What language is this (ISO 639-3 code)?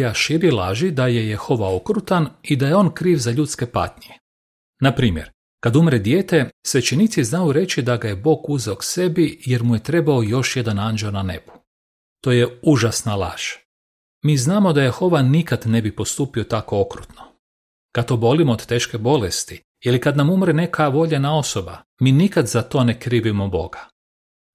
hrv